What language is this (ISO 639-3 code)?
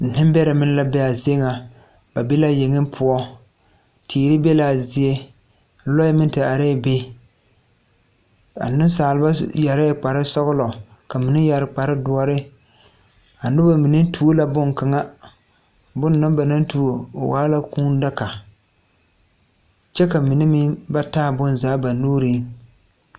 dga